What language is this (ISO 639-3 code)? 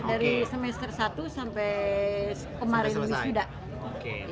ind